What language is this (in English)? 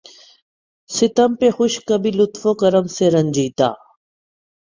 Urdu